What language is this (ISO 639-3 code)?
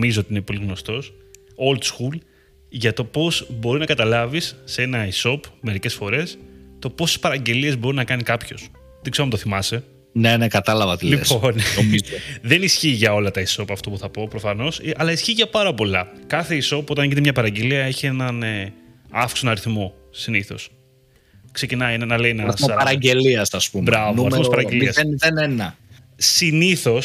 ell